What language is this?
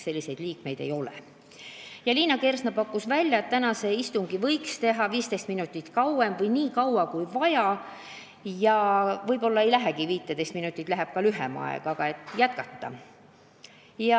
Estonian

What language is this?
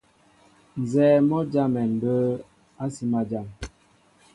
Mbo (Cameroon)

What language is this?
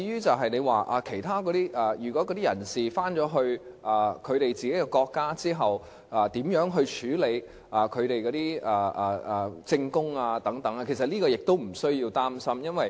Cantonese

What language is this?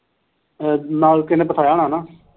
Punjabi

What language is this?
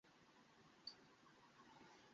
Bangla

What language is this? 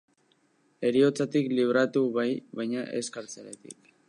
Basque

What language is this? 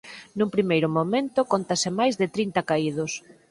Galician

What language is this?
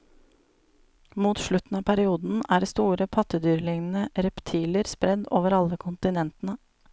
Norwegian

